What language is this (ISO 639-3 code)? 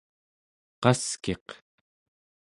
esu